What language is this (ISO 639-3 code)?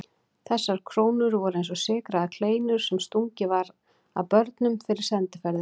isl